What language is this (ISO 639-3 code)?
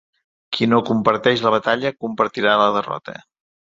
cat